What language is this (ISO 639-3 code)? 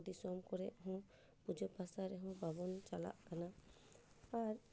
sat